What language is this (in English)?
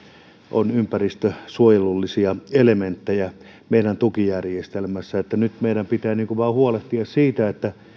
Finnish